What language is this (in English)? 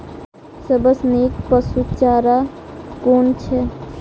Maithili